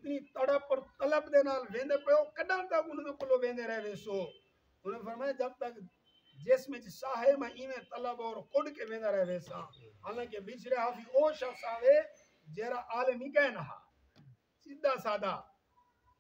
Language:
Arabic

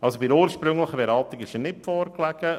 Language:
Swiss German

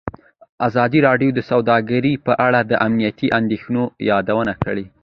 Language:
Pashto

